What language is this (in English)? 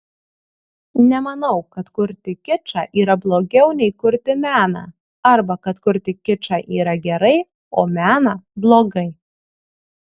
Lithuanian